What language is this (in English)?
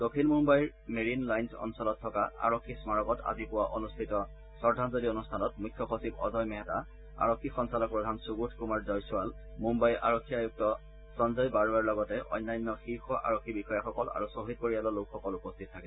Assamese